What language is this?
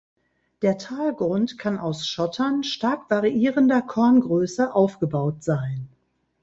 German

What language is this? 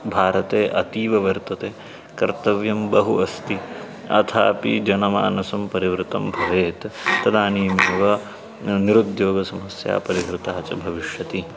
Sanskrit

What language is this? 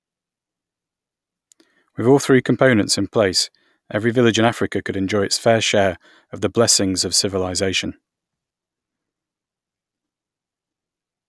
English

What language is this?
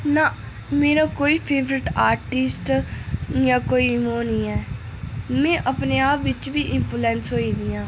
Dogri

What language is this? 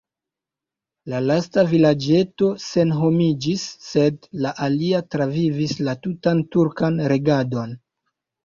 Esperanto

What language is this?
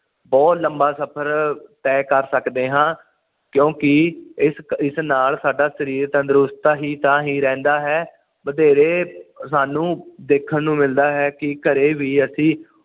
Punjabi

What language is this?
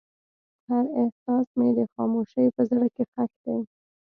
Pashto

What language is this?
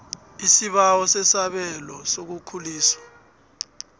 South Ndebele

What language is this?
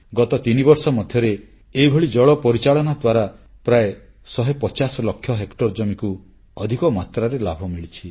Odia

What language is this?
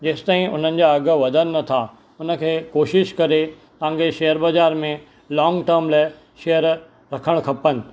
Sindhi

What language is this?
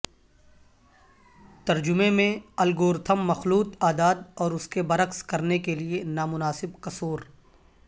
Urdu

